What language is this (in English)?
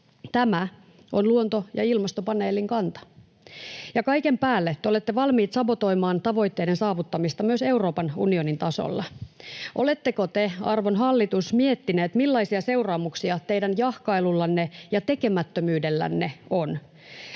Finnish